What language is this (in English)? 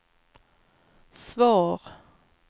Swedish